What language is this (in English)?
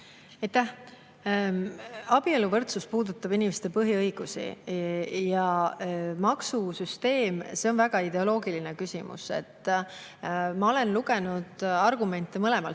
Estonian